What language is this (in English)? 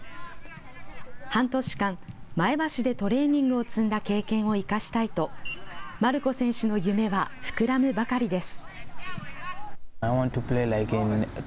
Japanese